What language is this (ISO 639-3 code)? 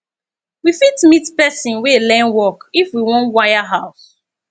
pcm